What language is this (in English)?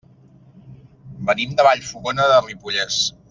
Catalan